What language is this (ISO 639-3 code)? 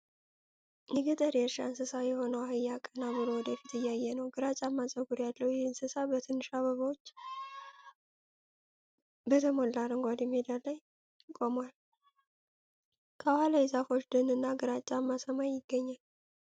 amh